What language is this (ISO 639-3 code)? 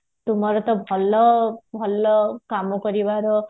ori